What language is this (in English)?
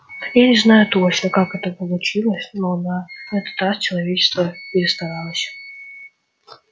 Russian